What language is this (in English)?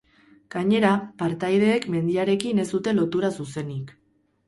Basque